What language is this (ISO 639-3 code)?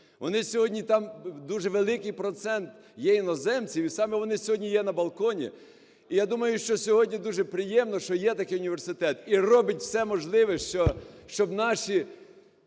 ukr